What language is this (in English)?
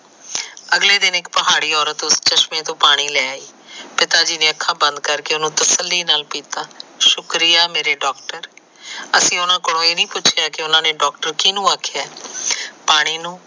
Punjabi